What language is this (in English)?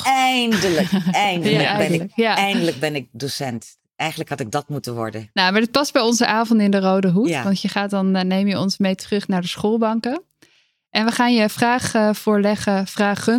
Dutch